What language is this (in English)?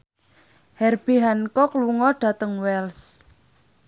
Javanese